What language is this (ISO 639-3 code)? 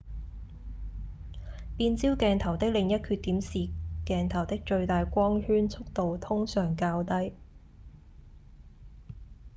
yue